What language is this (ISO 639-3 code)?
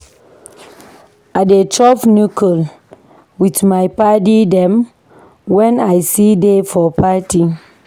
pcm